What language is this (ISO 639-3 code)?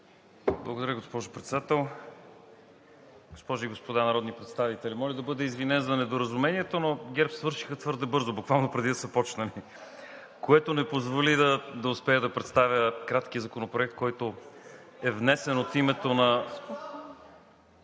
bul